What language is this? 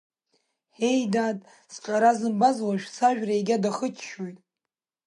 Abkhazian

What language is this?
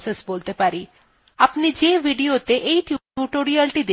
Bangla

